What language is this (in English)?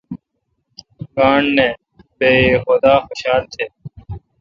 Kalkoti